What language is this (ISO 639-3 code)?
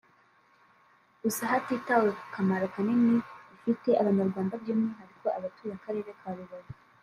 kin